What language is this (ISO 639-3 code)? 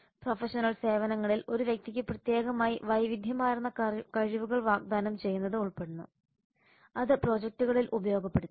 mal